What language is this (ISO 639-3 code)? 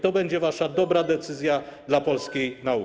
pol